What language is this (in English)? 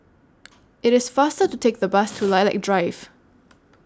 English